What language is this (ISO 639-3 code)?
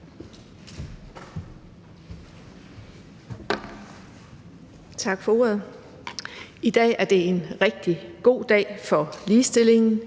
dan